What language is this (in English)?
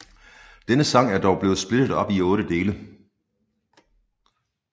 Danish